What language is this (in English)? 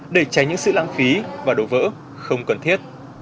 Vietnamese